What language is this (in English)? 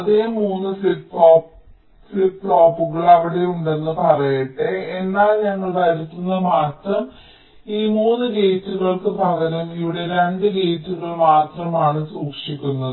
Malayalam